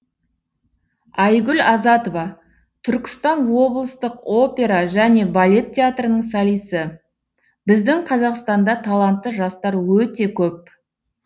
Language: Kazakh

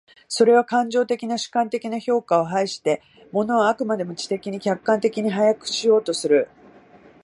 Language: Japanese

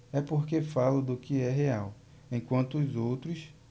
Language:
Portuguese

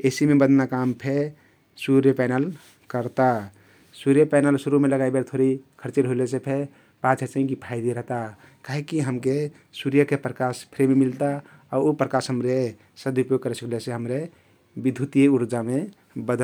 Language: Kathoriya Tharu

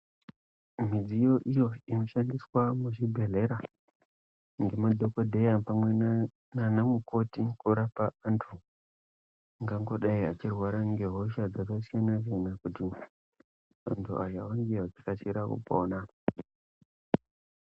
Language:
Ndau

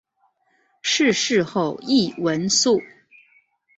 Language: Chinese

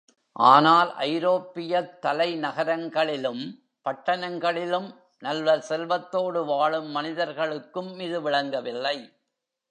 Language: Tamil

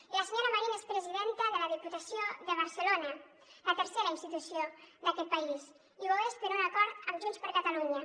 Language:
Catalan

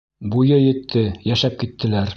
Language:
Bashkir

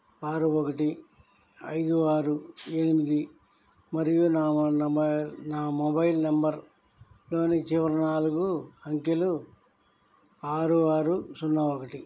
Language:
Telugu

